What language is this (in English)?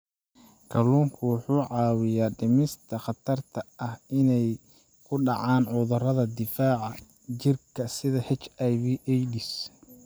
Somali